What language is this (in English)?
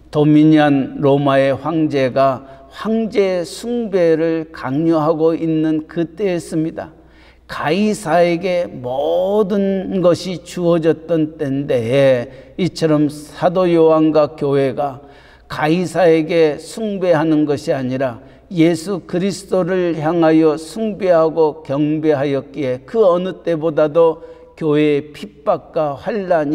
Korean